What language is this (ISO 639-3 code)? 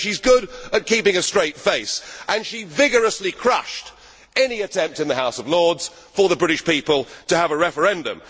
eng